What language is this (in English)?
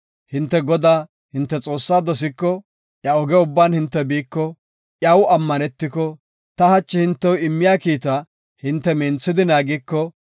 Gofa